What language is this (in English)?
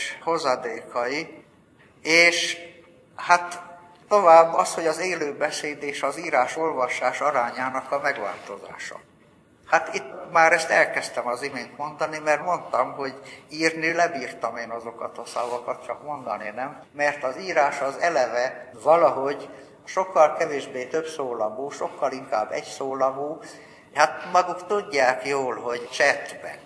Hungarian